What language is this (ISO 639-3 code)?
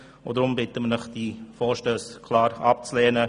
gsw